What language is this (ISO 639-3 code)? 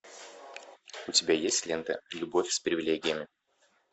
rus